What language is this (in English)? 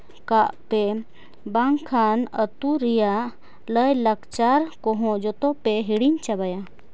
Santali